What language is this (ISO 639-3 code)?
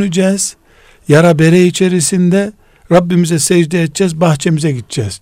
tur